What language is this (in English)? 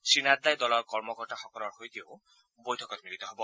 Assamese